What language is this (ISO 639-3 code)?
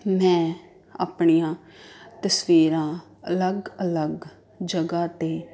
pan